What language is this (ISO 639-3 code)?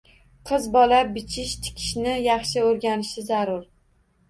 uzb